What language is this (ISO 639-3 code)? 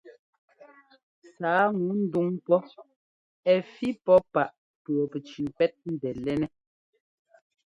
jgo